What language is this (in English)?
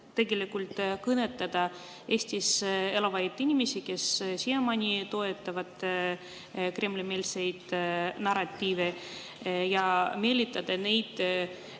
Estonian